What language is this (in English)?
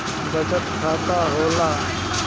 Bhojpuri